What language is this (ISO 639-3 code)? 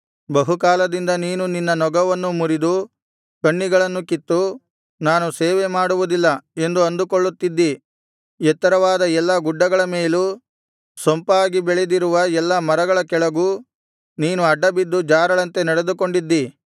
kan